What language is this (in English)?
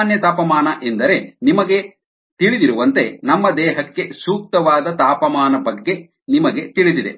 Kannada